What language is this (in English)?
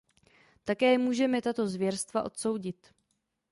Czech